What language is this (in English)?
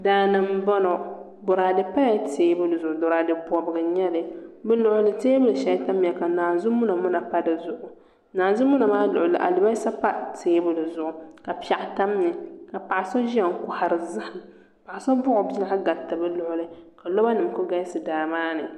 Dagbani